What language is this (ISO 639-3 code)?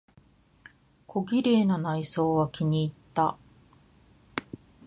jpn